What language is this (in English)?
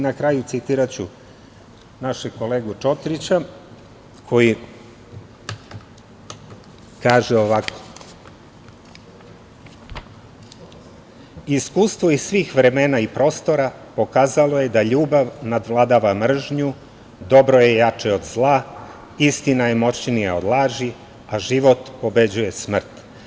Serbian